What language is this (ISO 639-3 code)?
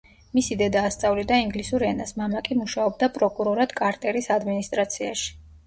kat